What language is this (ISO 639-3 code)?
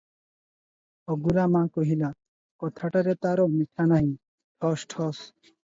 ori